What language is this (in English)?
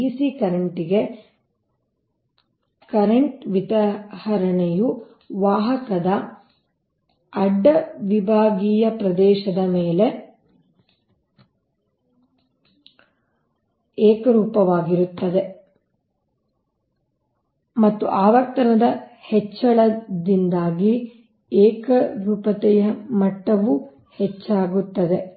Kannada